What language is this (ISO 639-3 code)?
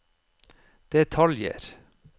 nor